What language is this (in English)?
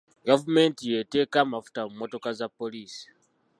Ganda